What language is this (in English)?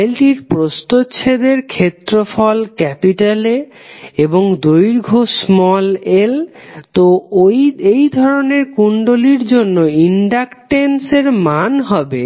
Bangla